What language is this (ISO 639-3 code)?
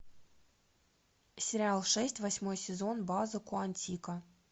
rus